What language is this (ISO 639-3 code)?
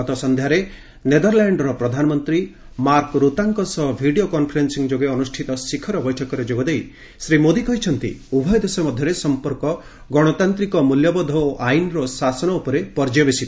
ori